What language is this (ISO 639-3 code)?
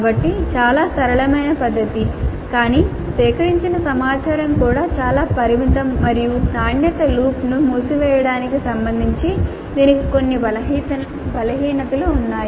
tel